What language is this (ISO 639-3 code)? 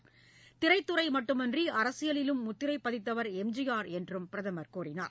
tam